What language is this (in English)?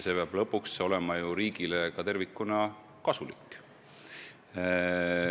Estonian